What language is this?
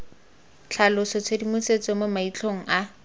Tswana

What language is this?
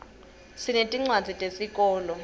Swati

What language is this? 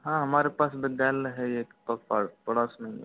Hindi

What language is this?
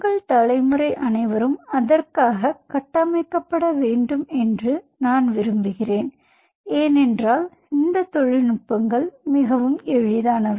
Tamil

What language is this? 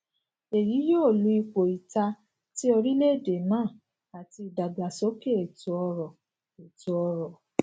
Yoruba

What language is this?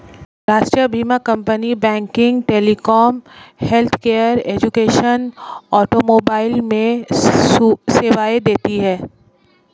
Hindi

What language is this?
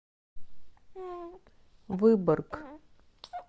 Russian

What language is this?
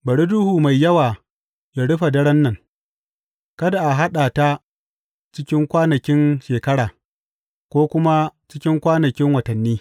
Hausa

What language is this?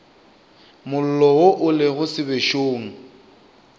Northern Sotho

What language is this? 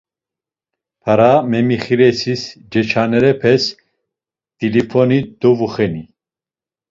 Laz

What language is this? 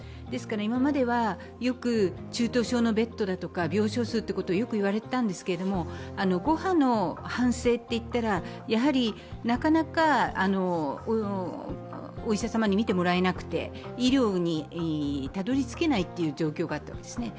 Japanese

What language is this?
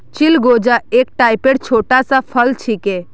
Magahi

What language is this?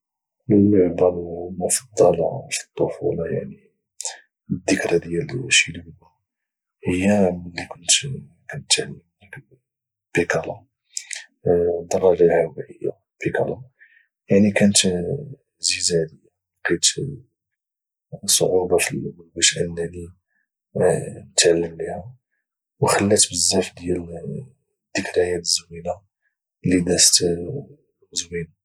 Moroccan Arabic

